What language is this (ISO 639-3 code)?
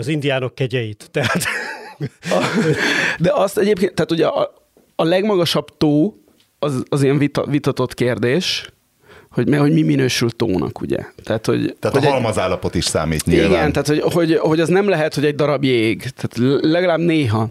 hun